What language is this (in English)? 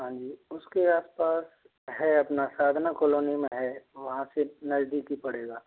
Hindi